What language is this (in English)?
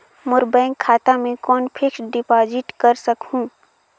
Chhattisgarhi